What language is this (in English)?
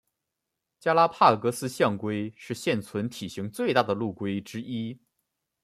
Chinese